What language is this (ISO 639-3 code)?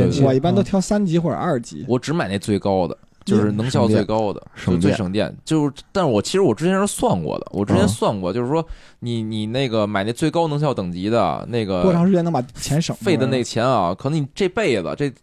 zho